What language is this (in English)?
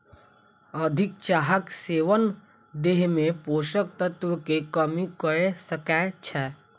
Maithili